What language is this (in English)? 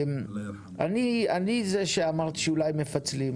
Hebrew